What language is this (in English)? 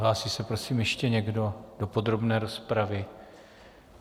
Czech